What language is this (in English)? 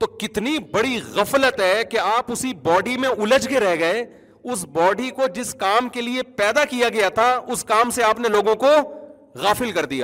Urdu